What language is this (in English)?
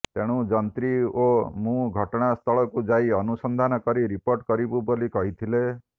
Odia